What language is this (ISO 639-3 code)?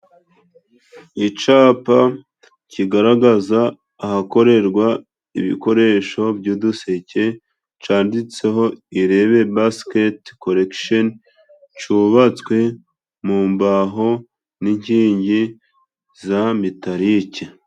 kin